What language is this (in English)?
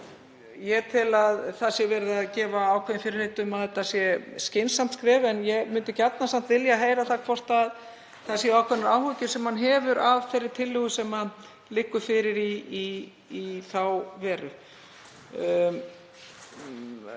Icelandic